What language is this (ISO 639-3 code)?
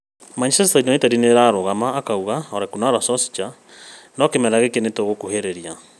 kik